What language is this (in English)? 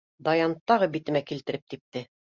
Bashkir